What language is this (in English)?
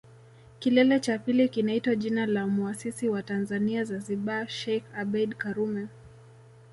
Swahili